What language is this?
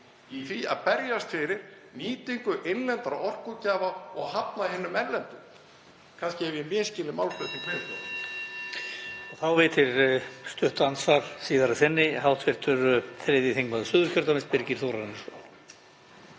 Icelandic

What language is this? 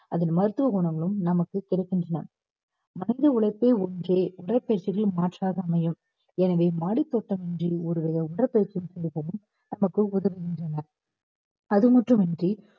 Tamil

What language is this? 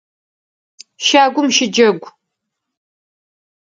Adyghe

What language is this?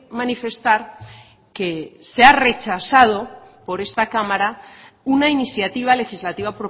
Spanish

